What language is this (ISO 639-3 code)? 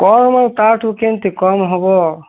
ori